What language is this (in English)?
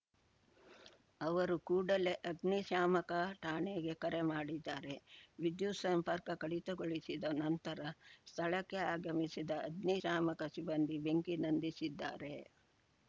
Kannada